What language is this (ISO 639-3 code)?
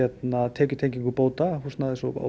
isl